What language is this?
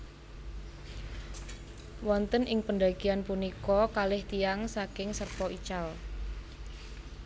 Javanese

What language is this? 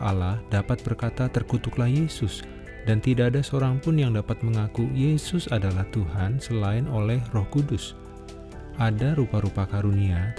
Indonesian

